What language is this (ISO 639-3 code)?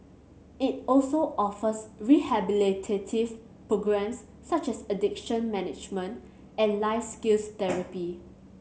eng